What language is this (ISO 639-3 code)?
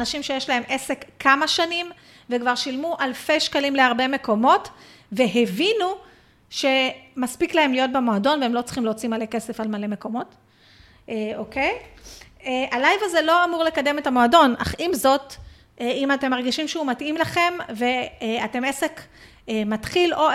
heb